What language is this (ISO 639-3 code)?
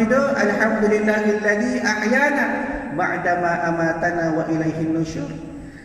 msa